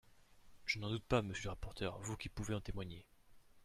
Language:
French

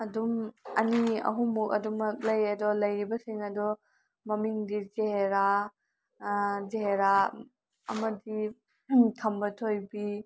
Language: Manipuri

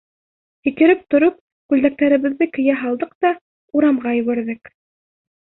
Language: Bashkir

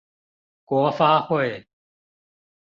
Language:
Chinese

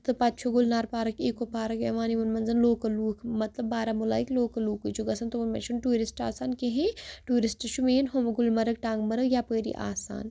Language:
Kashmiri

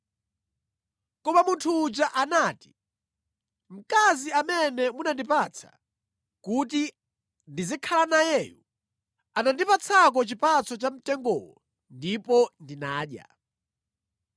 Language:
Nyanja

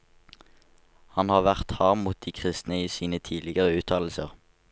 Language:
Norwegian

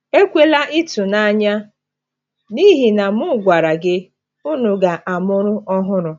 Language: Igbo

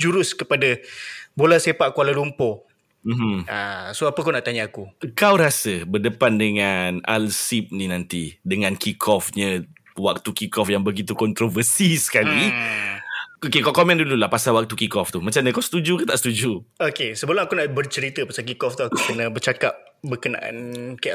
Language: Malay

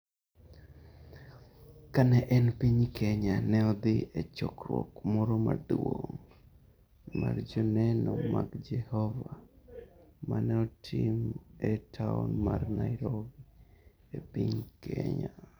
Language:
Luo (Kenya and Tanzania)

